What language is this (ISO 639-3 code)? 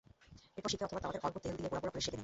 ben